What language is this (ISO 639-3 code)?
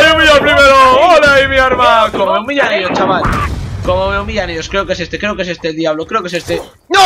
spa